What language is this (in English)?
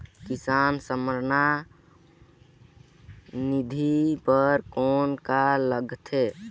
Chhattisgarhi